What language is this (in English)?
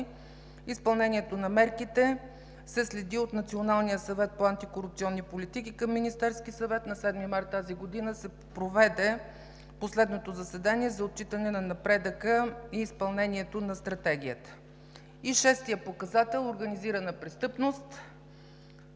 Bulgarian